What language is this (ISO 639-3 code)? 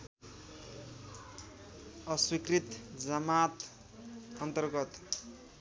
nep